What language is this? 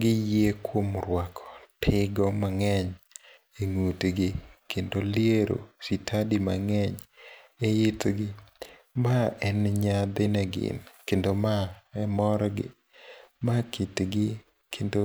Luo (Kenya and Tanzania)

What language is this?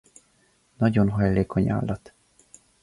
Hungarian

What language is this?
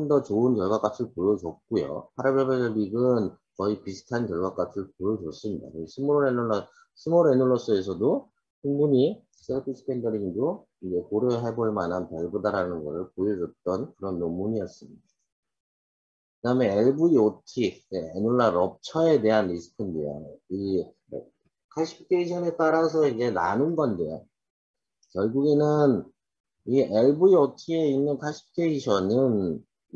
Korean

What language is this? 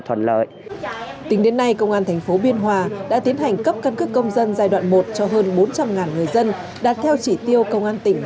Vietnamese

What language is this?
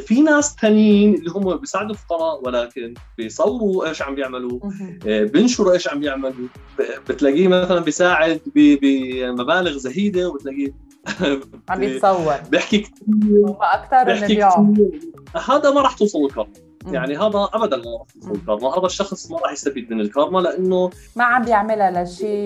Arabic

